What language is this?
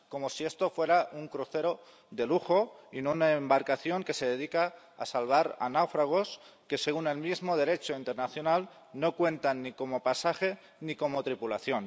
Spanish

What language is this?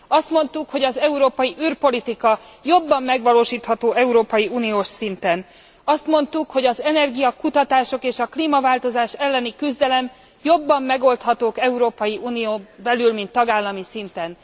Hungarian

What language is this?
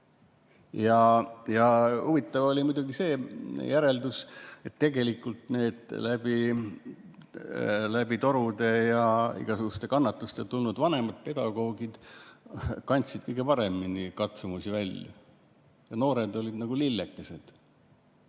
Estonian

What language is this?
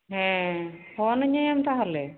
Santali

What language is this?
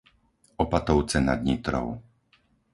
Slovak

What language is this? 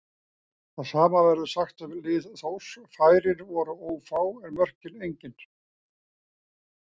Icelandic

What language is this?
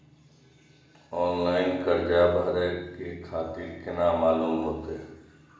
Maithili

